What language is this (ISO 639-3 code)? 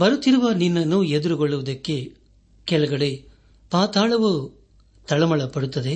kan